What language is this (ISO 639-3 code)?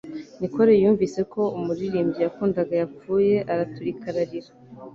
kin